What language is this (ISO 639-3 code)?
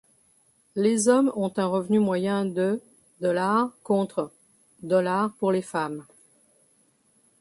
fra